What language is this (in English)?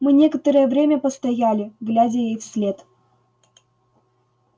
Russian